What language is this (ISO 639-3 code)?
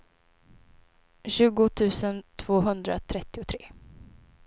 swe